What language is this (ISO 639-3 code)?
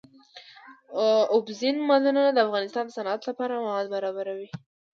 pus